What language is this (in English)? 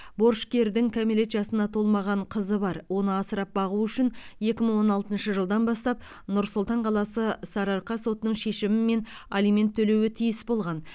Kazakh